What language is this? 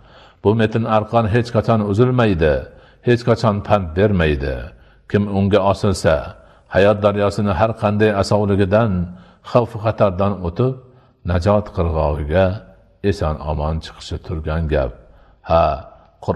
Dutch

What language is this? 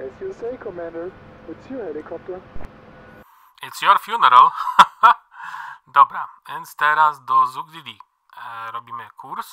Polish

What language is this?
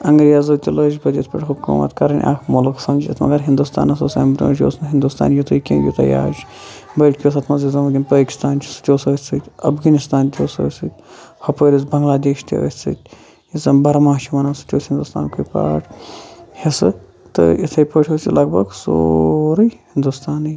Kashmiri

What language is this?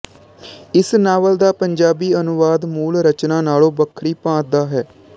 Punjabi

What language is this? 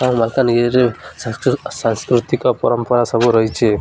Odia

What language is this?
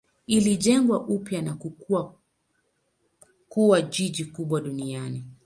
Swahili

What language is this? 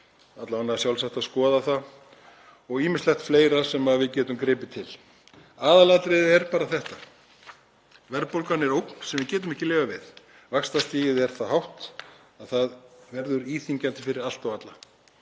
Icelandic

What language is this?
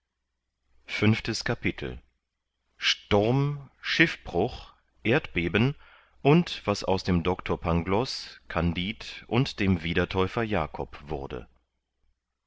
German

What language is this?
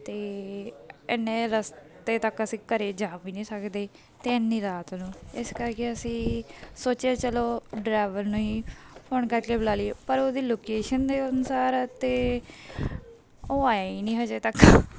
Punjabi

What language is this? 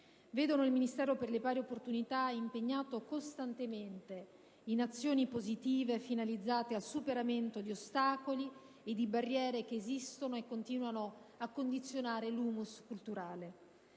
Italian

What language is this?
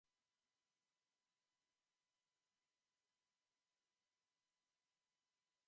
Basque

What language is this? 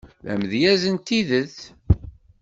Kabyle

